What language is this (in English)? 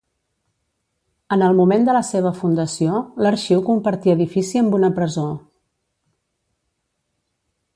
Catalan